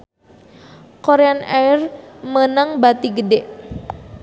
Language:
Sundanese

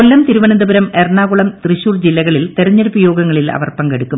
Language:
Malayalam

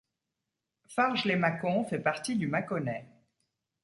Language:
French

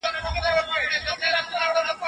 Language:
Pashto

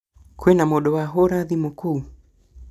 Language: Kikuyu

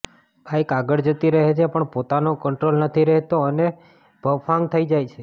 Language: Gujarati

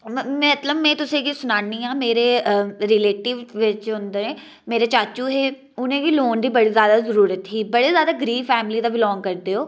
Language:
Dogri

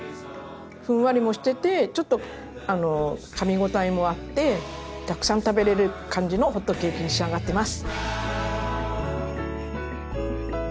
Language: Japanese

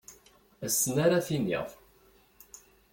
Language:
Kabyle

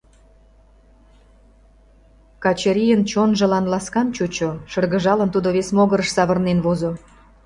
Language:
Mari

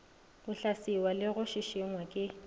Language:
Northern Sotho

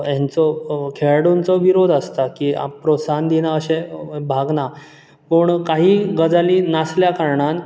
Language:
Konkani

